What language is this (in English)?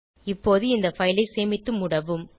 Tamil